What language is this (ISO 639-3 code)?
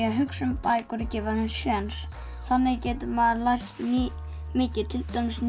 isl